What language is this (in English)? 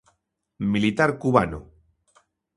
Galician